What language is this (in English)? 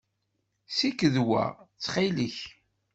Kabyle